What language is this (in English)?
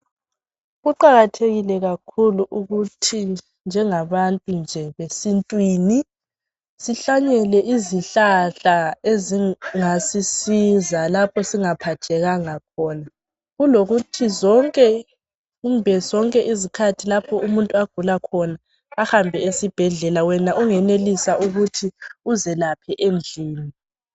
North Ndebele